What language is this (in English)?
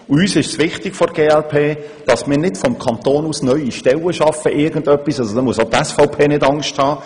Swiss German